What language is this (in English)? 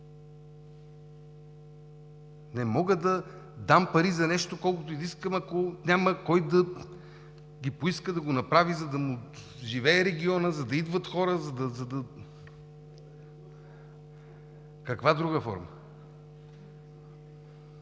Bulgarian